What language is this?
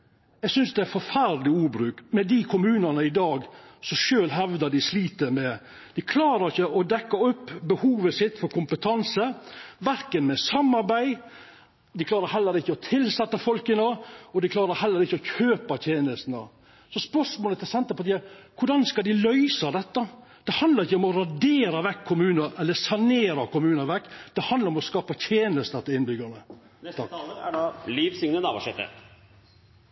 Norwegian Nynorsk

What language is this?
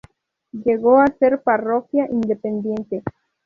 Spanish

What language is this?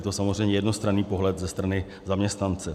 Czech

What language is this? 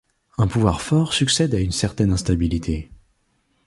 French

